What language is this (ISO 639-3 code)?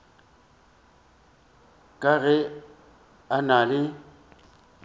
nso